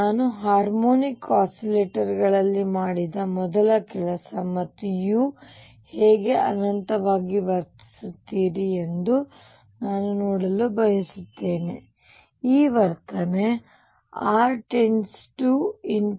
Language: Kannada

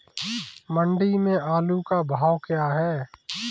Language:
Hindi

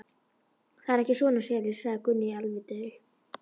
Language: Icelandic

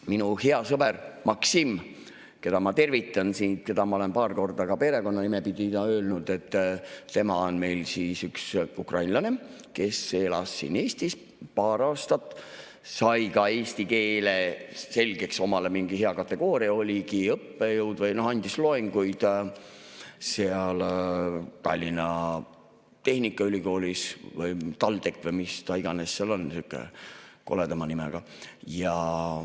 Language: Estonian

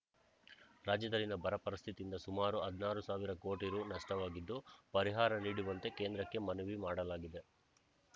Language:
Kannada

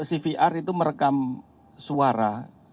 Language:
Indonesian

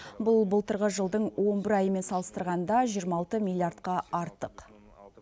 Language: Kazakh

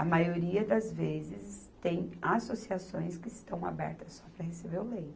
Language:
Portuguese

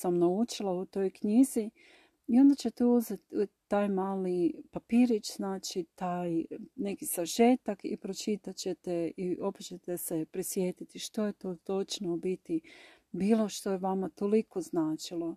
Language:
Croatian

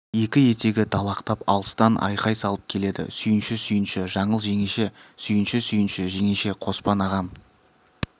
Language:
Kazakh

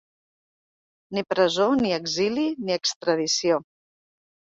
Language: Catalan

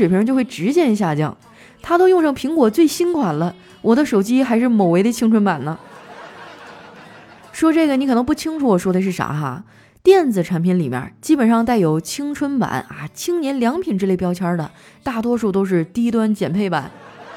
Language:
Chinese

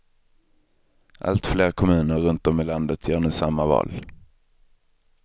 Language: Swedish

